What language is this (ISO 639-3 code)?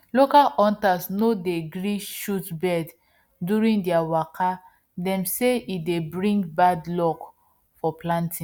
pcm